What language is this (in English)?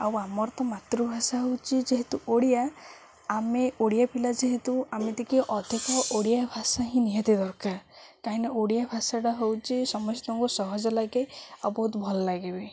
Odia